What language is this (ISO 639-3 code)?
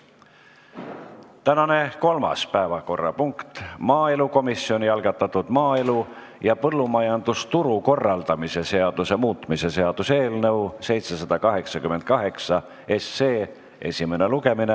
est